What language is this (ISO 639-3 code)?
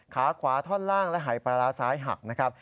tha